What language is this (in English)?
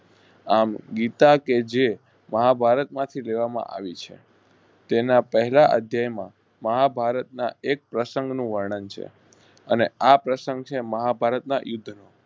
Gujarati